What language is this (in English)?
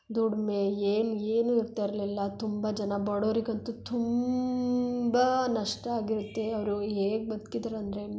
Kannada